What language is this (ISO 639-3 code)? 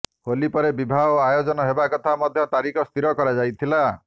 ori